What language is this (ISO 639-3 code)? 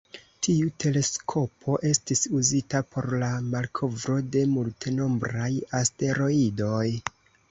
epo